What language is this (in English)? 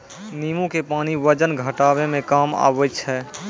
Maithili